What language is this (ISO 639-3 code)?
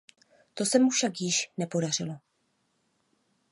ces